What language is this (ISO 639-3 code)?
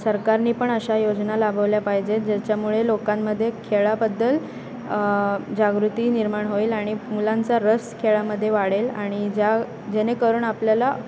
mar